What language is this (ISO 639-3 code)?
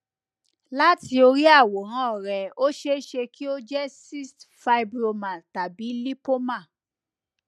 yor